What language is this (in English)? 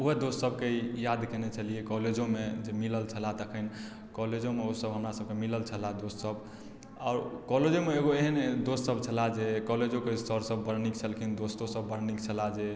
Maithili